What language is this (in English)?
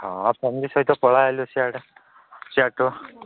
Odia